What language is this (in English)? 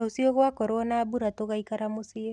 Kikuyu